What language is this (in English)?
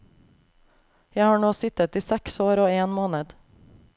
Norwegian